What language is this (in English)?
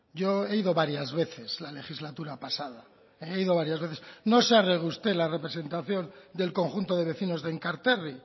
Spanish